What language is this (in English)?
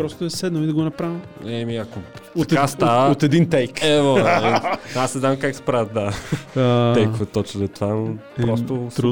Bulgarian